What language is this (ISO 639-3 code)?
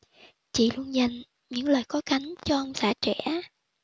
vie